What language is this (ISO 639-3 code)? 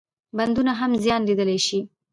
pus